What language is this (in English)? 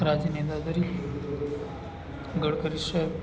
Gujarati